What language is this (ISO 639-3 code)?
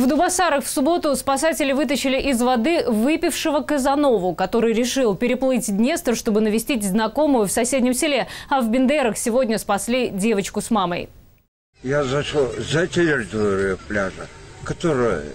rus